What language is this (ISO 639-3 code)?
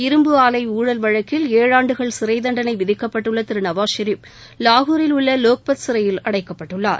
tam